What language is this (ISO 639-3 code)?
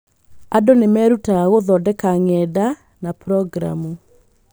kik